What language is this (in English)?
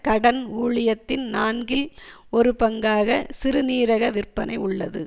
Tamil